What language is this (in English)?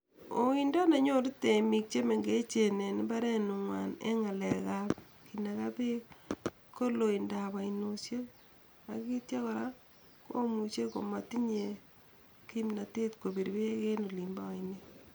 Kalenjin